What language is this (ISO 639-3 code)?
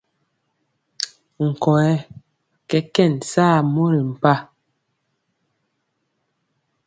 mcx